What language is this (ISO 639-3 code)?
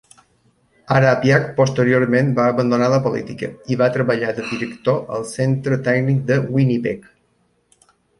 cat